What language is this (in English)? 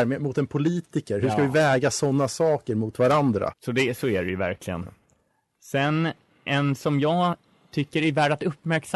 Swedish